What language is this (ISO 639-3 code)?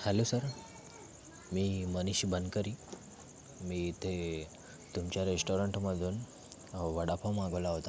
mar